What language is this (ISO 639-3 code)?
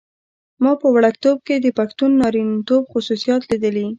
pus